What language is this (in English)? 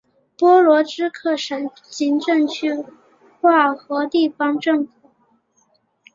Chinese